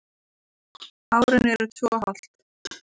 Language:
Icelandic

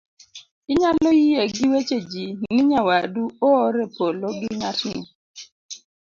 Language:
Luo (Kenya and Tanzania)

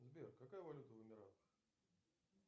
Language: Russian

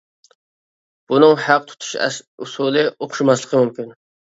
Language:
Uyghur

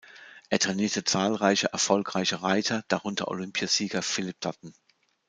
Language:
German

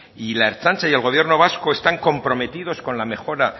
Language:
Spanish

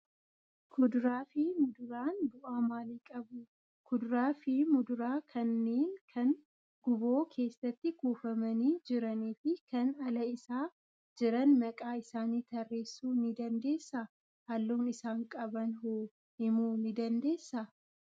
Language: Oromo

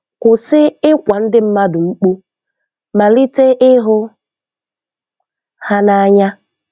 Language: Igbo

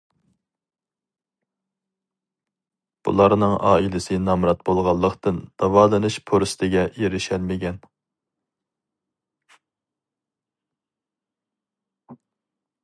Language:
Uyghur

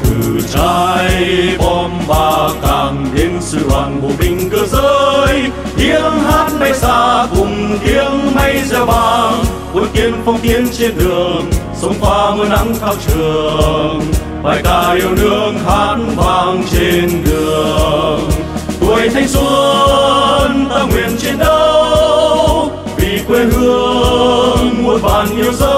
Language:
Vietnamese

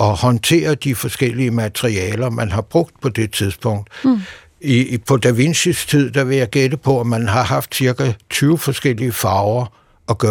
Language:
Danish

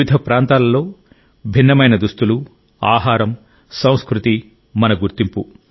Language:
Telugu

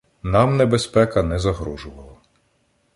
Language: Ukrainian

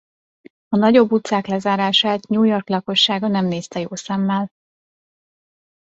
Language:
Hungarian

